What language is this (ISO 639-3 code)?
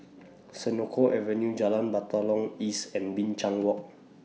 eng